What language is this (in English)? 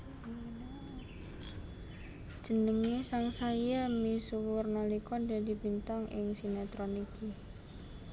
Javanese